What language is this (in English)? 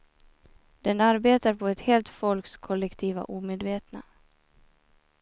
Swedish